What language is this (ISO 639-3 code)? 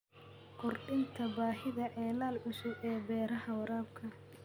som